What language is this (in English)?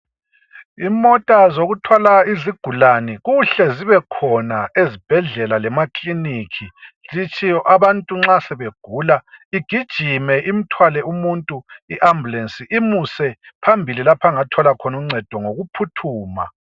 North Ndebele